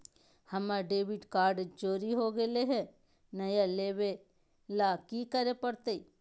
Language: Magahi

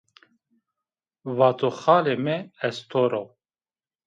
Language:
Zaza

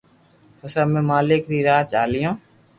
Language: Loarki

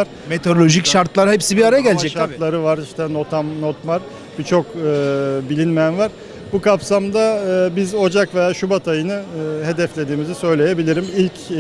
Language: Turkish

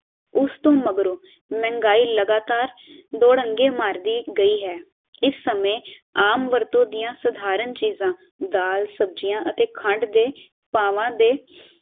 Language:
Punjabi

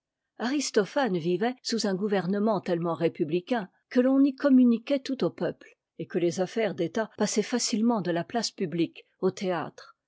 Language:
French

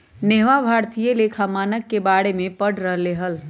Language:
Magahi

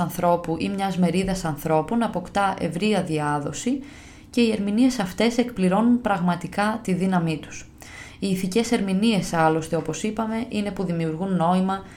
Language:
Greek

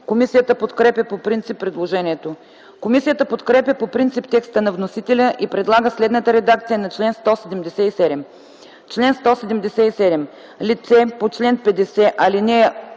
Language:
Bulgarian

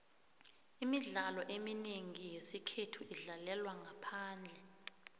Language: South Ndebele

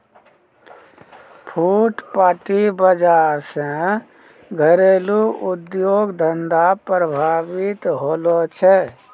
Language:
Maithili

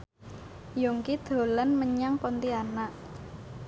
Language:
Javanese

